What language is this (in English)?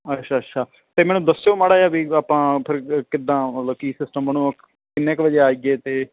Punjabi